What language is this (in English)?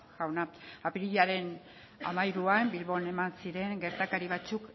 Basque